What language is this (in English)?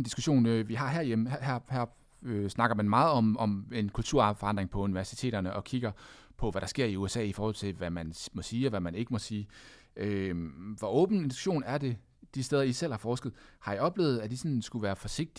Danish